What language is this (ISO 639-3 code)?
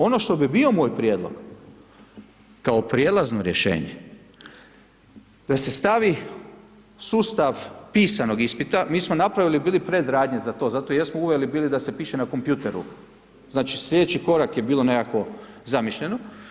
hrv